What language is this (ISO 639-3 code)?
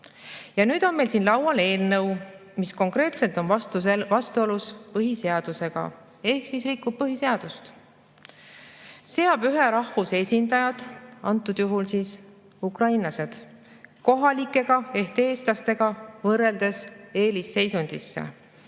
est